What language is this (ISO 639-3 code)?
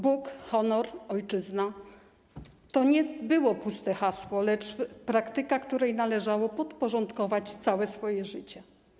pol